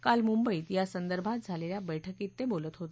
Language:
Marathi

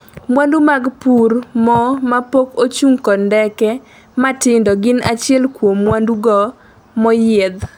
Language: Luo (Kenya and Tanzania)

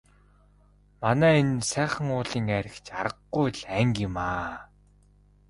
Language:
Mongolian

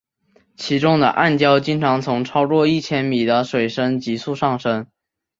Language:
Chinese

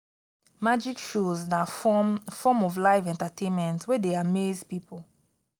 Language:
Nigerian Pidgin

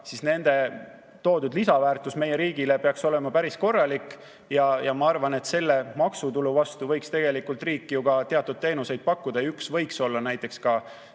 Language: Estonian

